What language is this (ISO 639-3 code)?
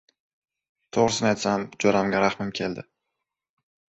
uzb